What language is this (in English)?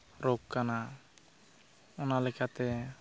Santali